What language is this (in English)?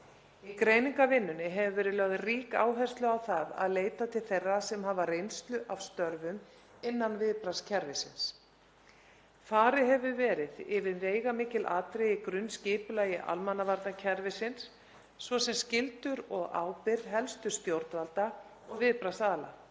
Icelandic